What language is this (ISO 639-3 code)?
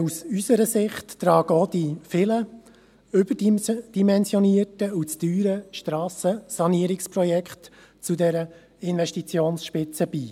gsw